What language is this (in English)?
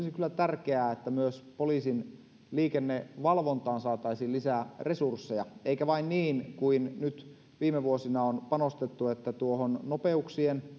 Finnish